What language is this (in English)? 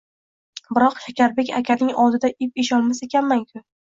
Uzbek